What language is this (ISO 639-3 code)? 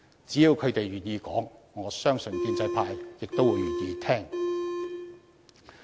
yue